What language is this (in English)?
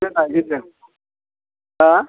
Bodo